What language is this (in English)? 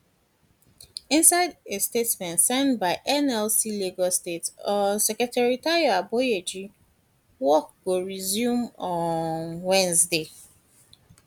Nigerian Pidgin